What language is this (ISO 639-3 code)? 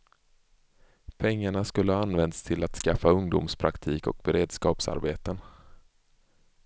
swe